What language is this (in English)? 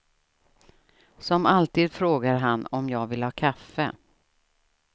Swedish